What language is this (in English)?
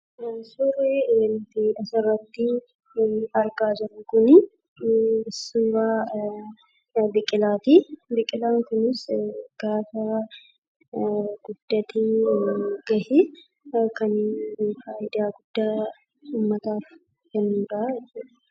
Oromo